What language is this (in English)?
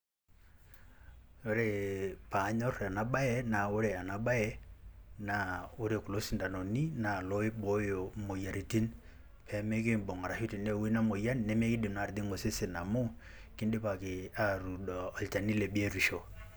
Masai